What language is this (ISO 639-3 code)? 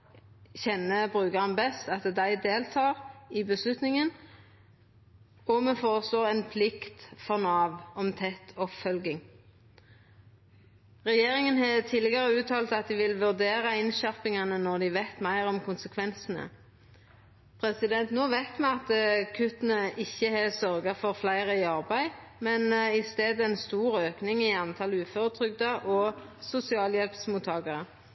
nno